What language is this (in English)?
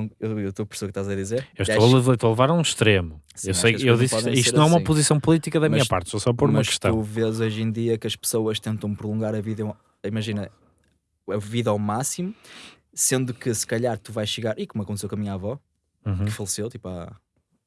Portuguese